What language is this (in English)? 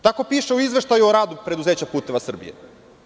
Serbian